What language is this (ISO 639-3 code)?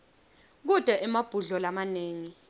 ssw